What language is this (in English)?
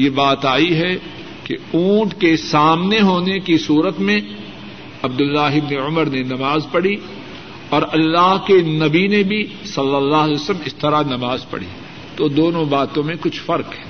Urdu